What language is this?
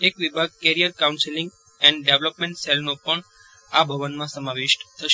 Gujarati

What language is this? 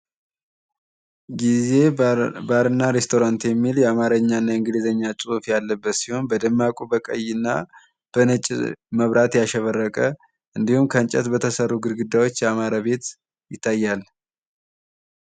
Amharic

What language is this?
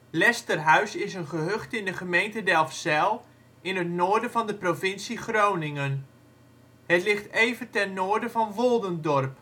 Dutch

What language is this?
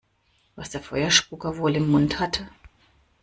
German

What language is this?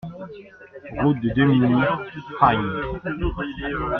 French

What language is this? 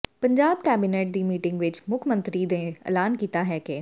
Punjabi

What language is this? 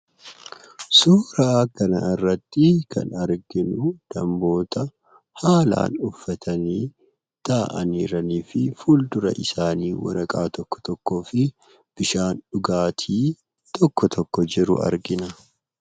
Oromo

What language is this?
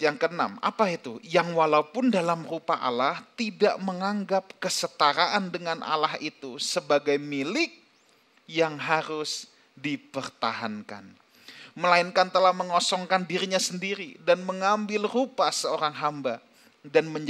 Indonesian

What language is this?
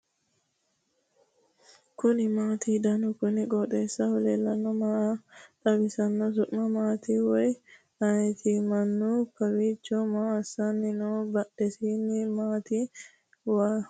Sidamo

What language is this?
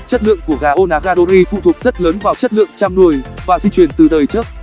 Vietnamese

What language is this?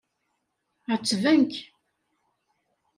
Kabyle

